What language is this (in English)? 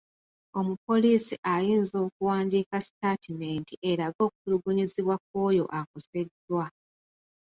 Ganda